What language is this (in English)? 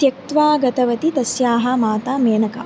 Sanskrit